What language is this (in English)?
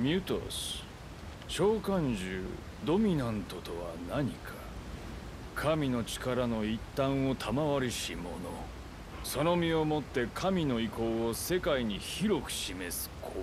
Japanese